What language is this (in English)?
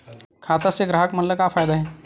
Chhattisgarhi